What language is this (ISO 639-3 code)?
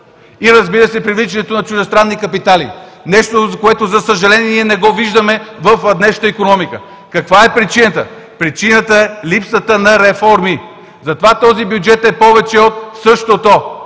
bul